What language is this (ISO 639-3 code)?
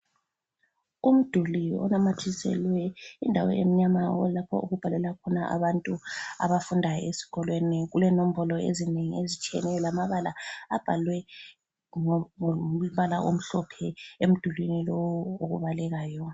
nde